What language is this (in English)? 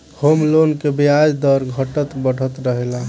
Bhojpuri